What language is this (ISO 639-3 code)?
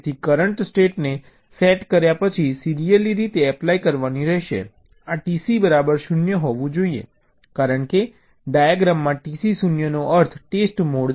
guj